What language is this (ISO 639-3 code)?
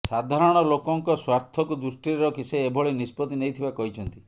ori